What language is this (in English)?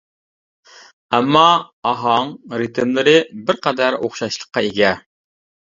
Uyghur